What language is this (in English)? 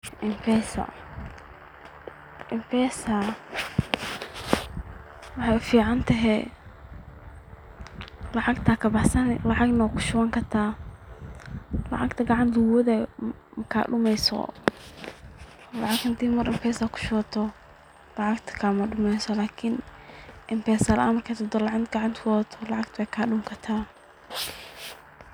Somali